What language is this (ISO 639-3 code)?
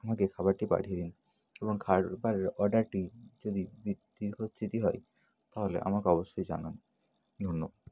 ben